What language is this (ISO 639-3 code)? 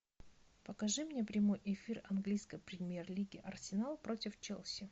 rus